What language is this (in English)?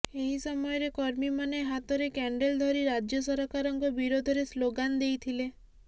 Odia